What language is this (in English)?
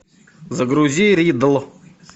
Russian